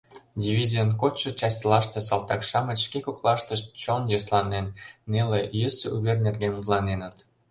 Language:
Mari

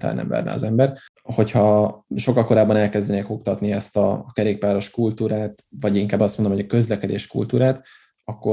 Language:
Hungarian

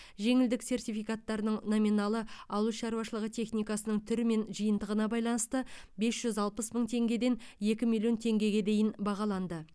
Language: Kazakh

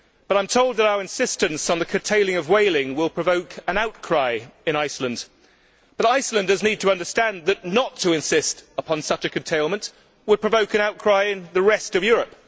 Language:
English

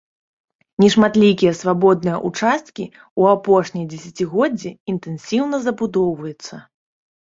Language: Belarusian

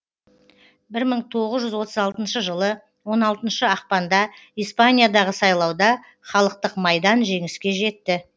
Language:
Kazakh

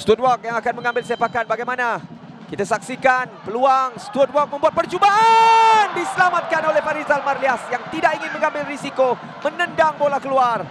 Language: Malay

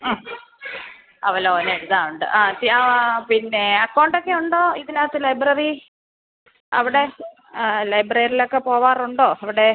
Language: Malayalam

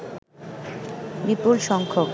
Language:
Bangla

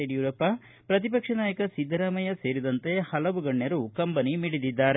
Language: Kannada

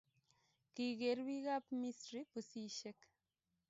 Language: Kalenjin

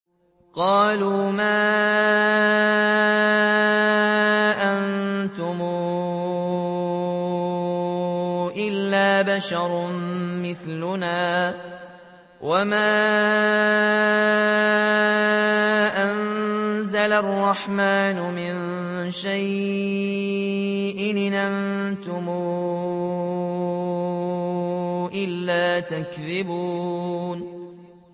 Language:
Arabic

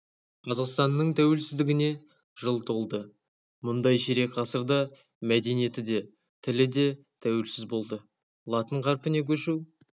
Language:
Kazakh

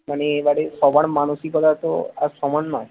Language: Bangla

